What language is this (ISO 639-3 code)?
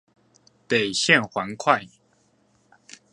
zho